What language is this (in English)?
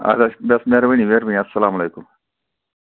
Kashmiri